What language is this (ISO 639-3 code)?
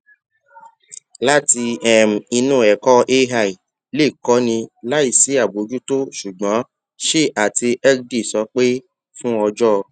yor